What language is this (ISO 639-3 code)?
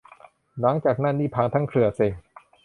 tha